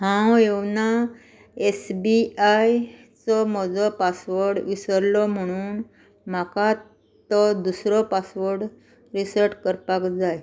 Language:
Konkani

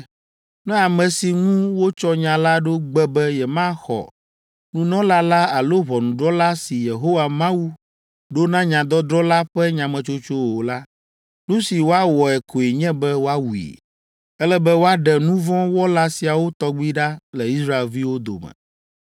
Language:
Ewe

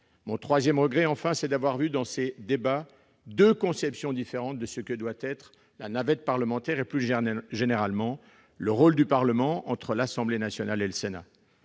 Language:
French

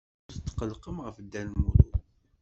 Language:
Kabyle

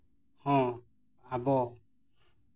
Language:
Santali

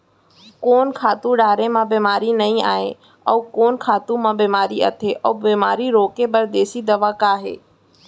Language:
Chhattisgarhi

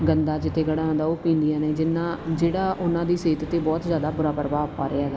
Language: Punjabi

